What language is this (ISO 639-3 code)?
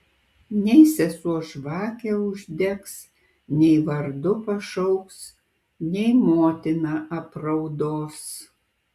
lit